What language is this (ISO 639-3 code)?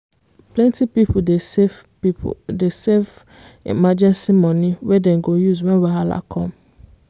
pcm